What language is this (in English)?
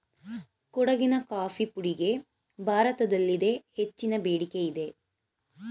Kannada